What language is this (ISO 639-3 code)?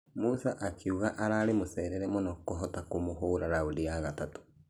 kik